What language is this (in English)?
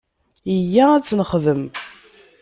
Kabyle